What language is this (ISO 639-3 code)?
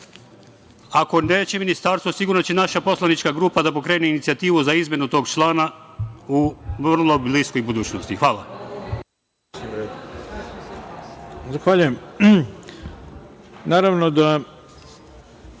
srp